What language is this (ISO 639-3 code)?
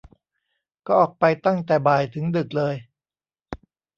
tha